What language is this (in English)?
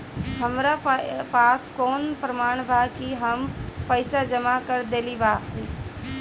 Bhojpuri